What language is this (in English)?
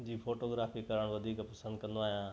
Sindhi